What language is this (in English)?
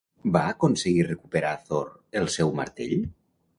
Catalan